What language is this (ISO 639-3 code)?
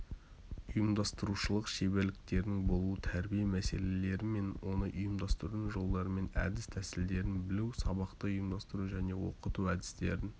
kaz